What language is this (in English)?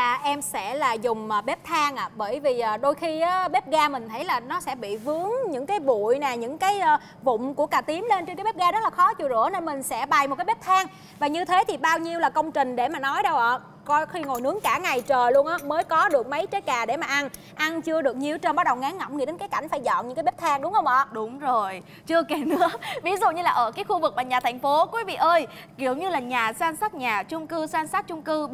Vietnamese